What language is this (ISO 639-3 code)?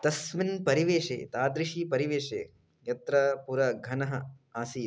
san